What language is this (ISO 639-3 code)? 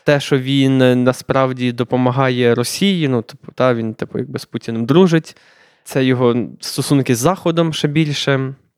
ukr